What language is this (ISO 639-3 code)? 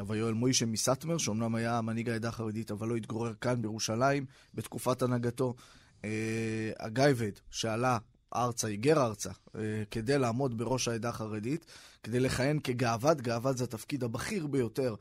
heb